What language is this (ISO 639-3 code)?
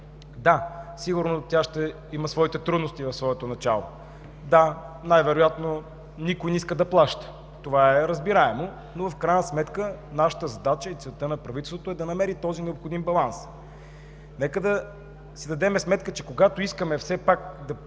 bul